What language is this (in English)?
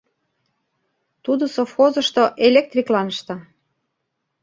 Mari